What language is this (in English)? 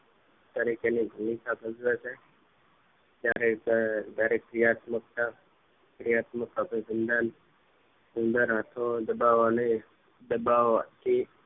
Gujarati